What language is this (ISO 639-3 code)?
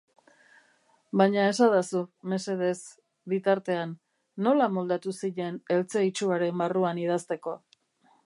eus